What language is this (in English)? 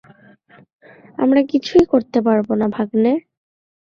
Bangla